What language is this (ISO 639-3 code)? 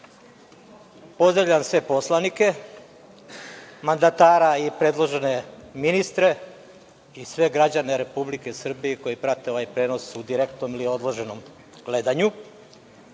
srp